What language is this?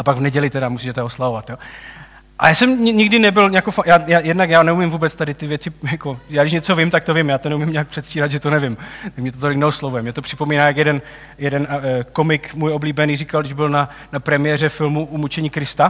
Czech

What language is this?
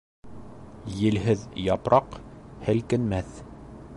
Bashkir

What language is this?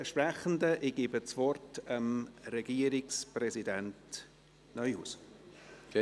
Swiss German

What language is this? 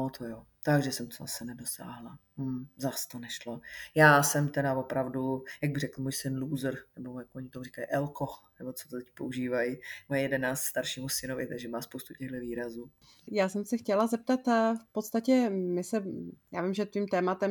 Czech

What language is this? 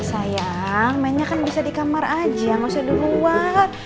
Indonesian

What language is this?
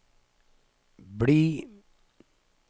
Norwegian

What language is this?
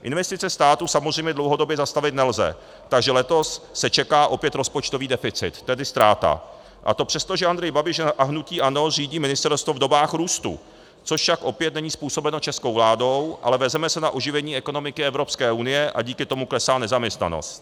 Czech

